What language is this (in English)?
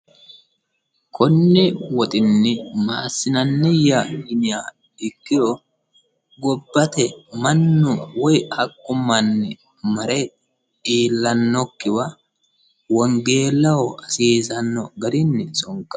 Sidamo